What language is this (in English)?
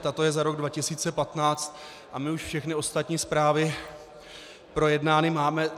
Czech